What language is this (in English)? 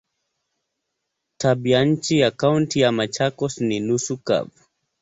Swahili